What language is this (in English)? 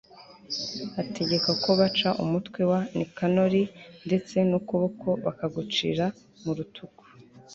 Kinyarwanda